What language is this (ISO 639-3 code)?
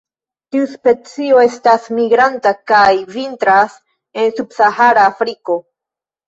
epo